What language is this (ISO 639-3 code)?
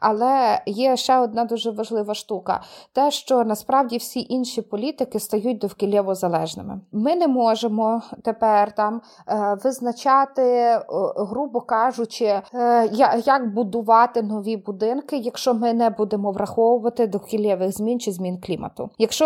ukr